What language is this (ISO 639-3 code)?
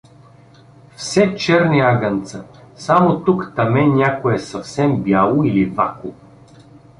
bul